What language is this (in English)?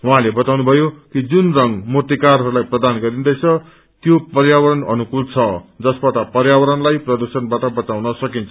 Nepali